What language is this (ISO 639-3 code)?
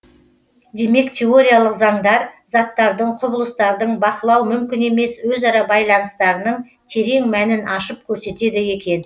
kaz